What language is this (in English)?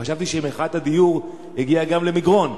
Hebrew